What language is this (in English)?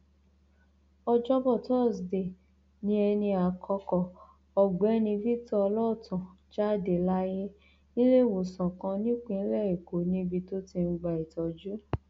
Yoruba